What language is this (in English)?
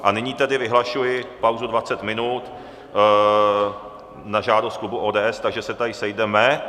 Czech